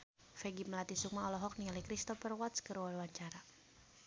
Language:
Sundanese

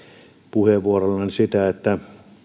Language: Finnish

